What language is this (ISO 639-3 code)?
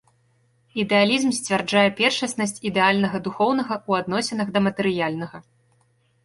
bel